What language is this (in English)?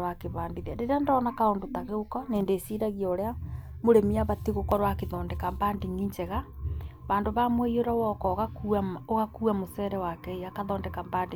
Kikuyu